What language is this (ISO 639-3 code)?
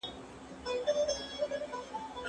pus